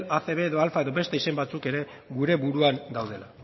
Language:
Basque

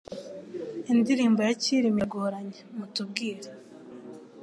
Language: Kinyarwanda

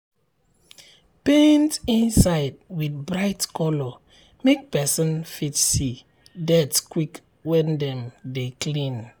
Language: Nigerian Pidgin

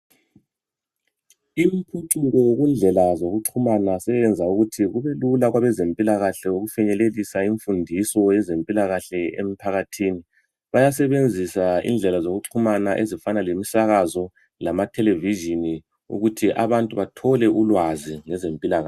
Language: North Ndebele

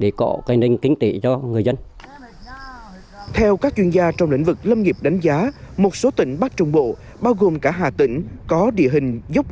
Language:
Vietnamese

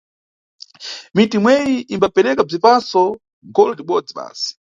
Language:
Nyungwe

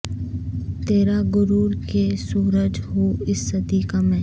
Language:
Urdu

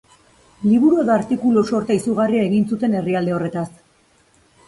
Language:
Basque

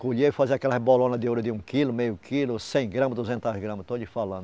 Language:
Portuguese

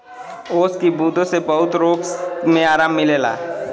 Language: Bhojpuri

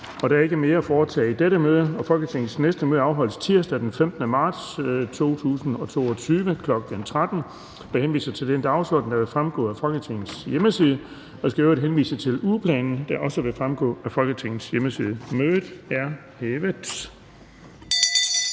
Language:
Danish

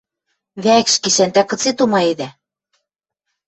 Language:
Western Mari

